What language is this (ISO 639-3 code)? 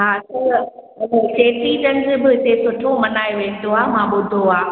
snd